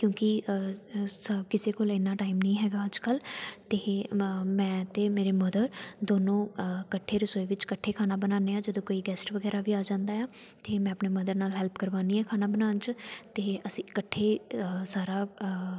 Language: Punjabi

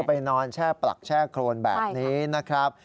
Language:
Thai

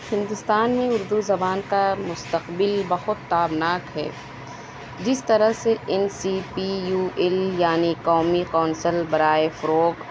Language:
Urdu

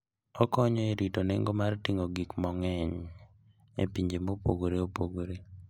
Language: Luo (Kenya and Tanzania)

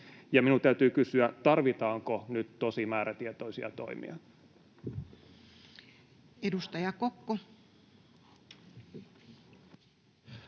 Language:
Finnish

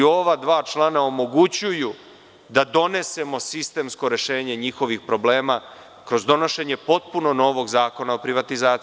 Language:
Serbian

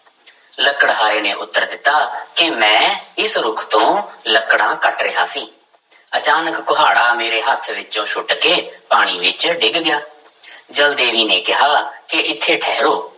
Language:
Punjabi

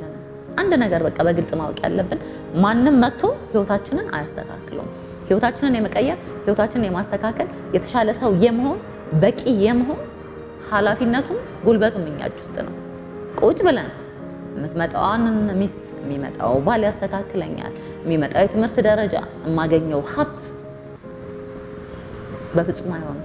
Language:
Arabic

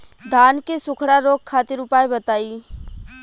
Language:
Bhojpuri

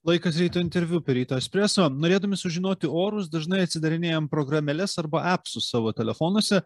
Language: Lithuanian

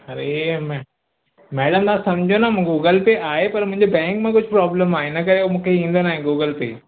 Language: Sindhi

